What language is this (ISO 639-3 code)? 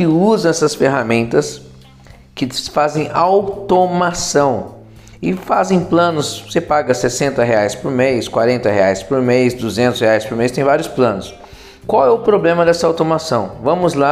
por